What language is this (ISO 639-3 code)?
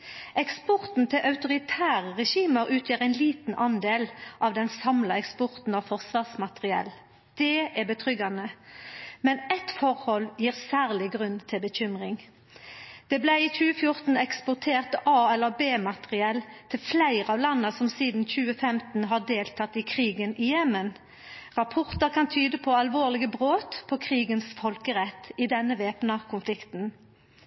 nno